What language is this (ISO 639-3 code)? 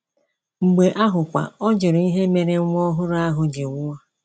ibo